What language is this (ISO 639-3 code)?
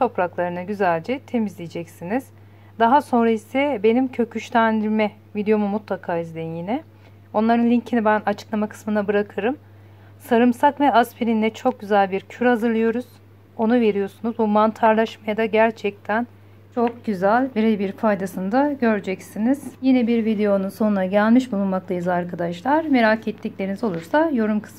tur